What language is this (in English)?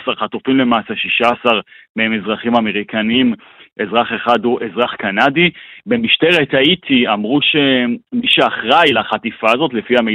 Hebrew